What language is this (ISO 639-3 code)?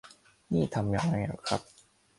tha